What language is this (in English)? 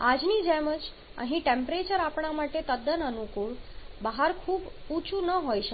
Gujarati